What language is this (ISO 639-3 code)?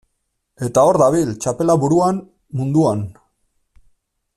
eus